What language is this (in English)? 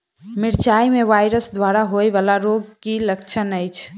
Maithili